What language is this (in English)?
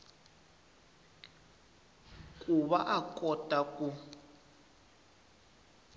Tsonga